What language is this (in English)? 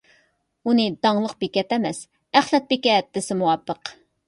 Uyghur